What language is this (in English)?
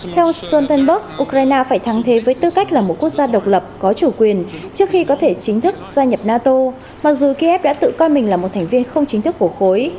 Vietnamese